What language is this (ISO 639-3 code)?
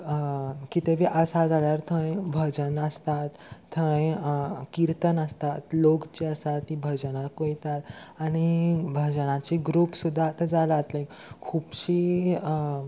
kok